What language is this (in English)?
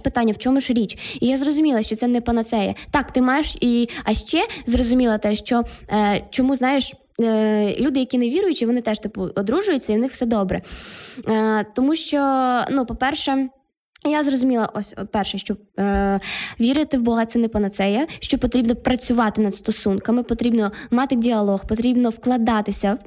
Ukrainian